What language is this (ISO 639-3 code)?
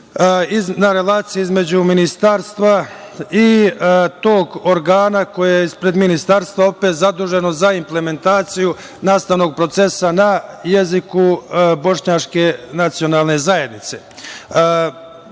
srp